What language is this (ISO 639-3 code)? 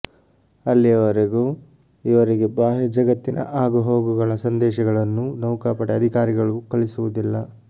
kan